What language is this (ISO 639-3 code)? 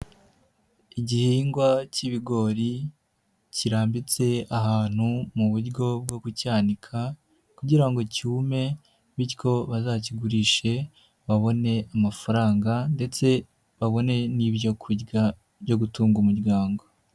kin